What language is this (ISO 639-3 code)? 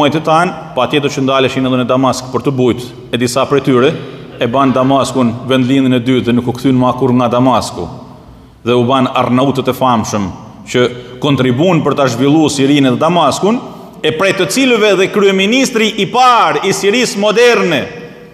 ron